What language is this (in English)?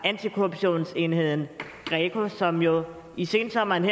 Danish